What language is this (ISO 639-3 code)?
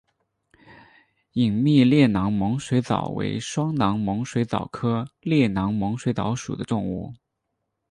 zho